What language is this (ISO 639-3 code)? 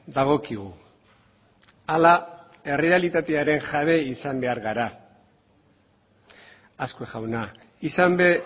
eus